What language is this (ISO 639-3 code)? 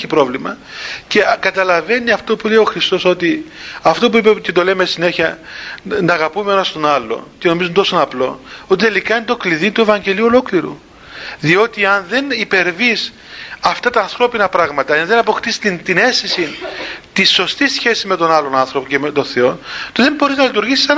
ell